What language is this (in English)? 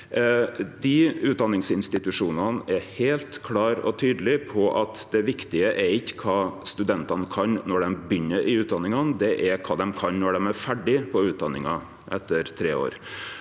Norwegian